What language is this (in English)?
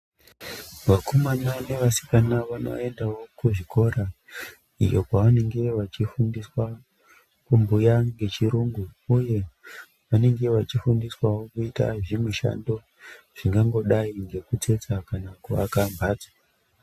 Ndau